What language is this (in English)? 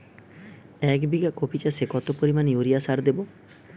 Bangla